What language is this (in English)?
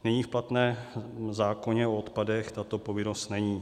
Czech